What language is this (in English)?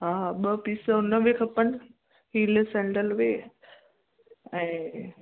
Sindhi